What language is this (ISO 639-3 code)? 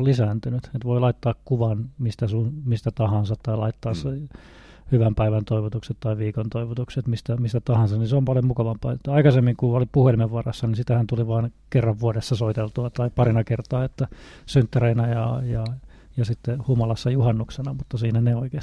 fin